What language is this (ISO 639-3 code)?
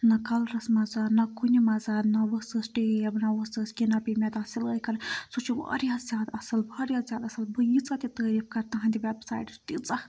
kas